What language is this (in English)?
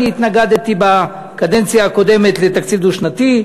Hebrew